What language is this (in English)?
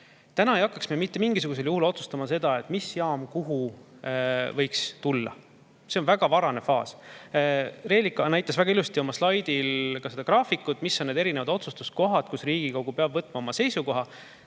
Estonian